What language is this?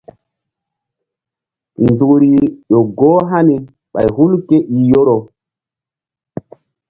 Mbum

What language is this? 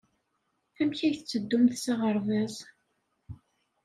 Kabyle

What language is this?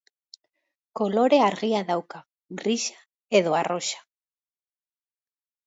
Basque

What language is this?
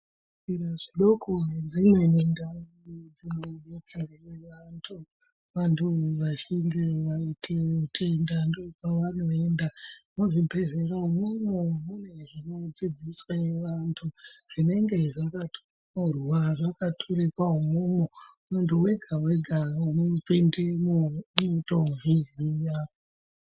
Ndau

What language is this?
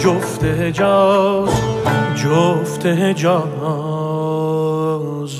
Persian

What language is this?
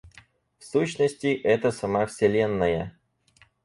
Russian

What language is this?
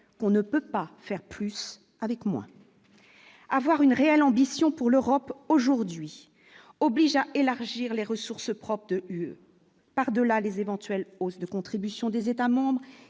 French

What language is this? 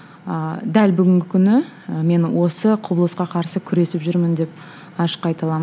Kazakh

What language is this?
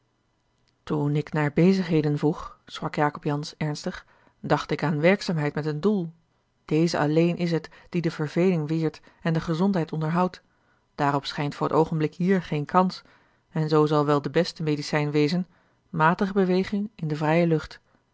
Dutch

